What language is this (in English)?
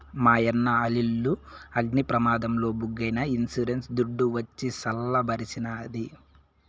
Telugu